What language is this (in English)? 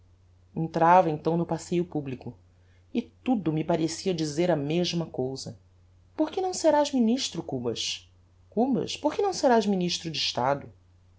Portuguese